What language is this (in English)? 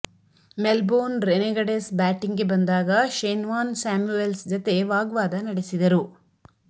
Kannada